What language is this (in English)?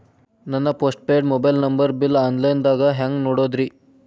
Kannada